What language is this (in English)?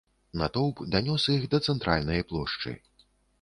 Belarusian